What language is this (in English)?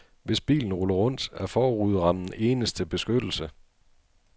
Danish